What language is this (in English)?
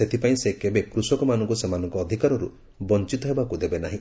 Odia